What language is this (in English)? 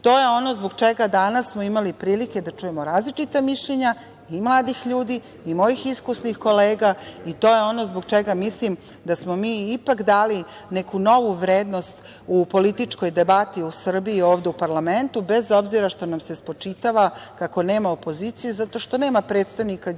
Serbian